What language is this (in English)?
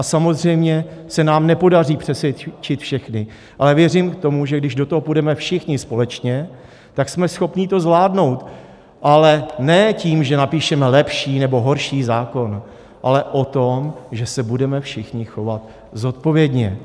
Czech